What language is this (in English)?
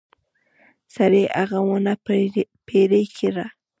Pashto